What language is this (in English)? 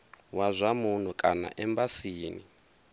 Venda